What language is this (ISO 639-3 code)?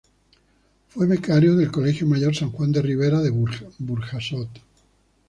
spa